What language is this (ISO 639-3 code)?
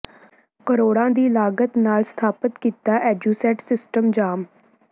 pan